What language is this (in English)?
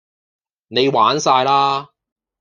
Cantonese